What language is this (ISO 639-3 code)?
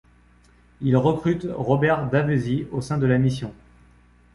fra